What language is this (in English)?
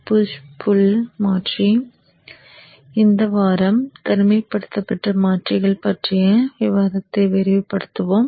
Tamil